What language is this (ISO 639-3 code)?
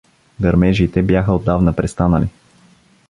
bul